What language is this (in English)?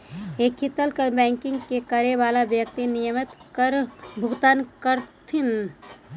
Magahi